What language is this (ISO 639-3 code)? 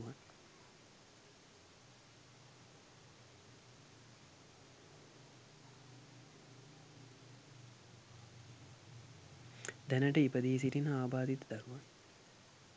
sin